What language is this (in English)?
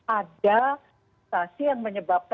Indonesian